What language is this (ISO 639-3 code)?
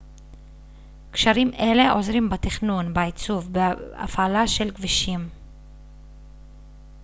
heb